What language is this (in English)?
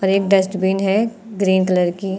Hindi